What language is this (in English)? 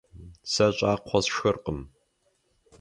Kabardian